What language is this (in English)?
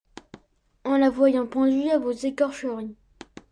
French